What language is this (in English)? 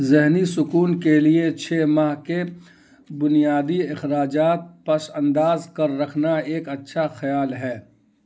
Urdu